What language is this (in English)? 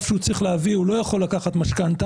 Hebrew